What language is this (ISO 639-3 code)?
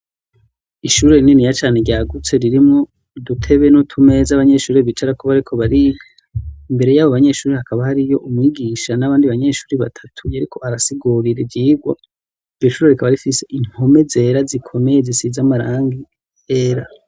run